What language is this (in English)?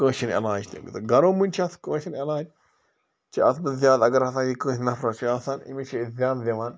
Kashmiri